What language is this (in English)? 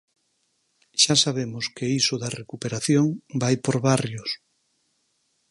Galician